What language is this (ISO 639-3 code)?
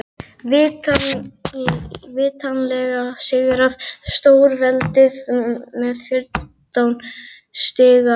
isl